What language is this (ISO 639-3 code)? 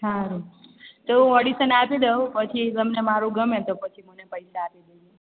guj